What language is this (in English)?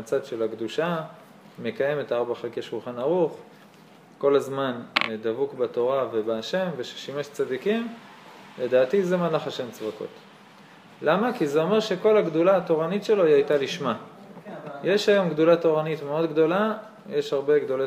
Hebrew